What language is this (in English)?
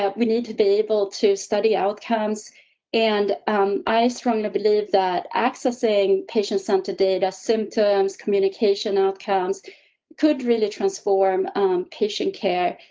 English